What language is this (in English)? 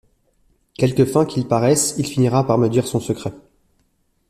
French